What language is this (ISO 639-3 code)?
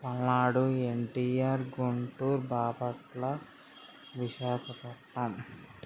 tel